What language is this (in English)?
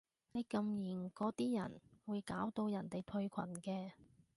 Cantonese